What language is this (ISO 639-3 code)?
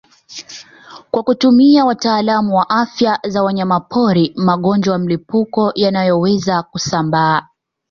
swa